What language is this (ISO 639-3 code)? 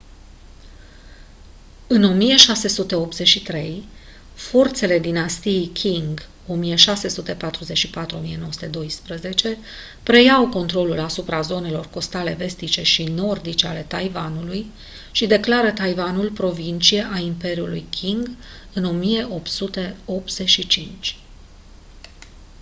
ron